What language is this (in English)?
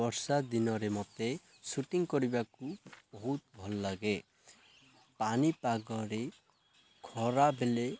Odia